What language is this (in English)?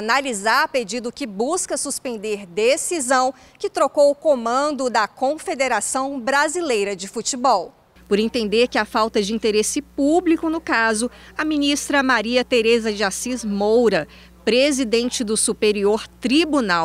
Portuguese